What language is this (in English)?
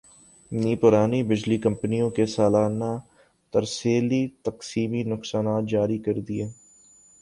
Urdu